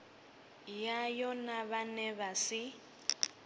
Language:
Venda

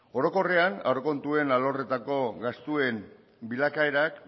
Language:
Basque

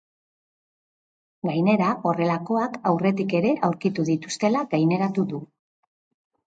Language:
Basque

